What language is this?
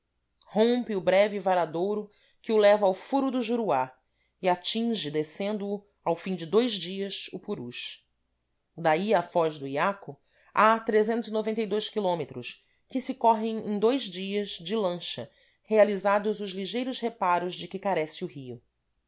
Portuguese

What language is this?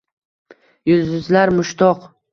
Uzbek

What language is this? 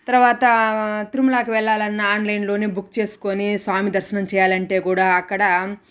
Telugu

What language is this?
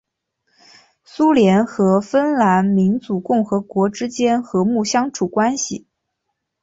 Chinese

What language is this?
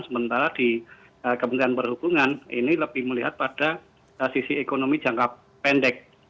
Indonesian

